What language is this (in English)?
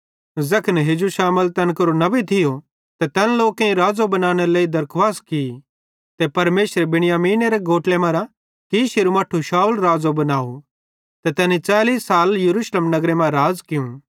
Bhadrawahi